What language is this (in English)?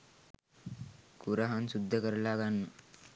Sinhala